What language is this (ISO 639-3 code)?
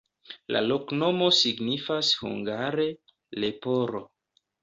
epo